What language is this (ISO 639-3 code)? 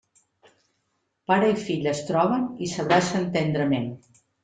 cat